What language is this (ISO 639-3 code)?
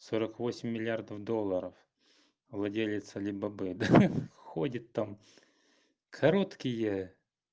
rus